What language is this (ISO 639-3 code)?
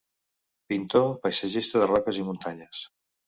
cat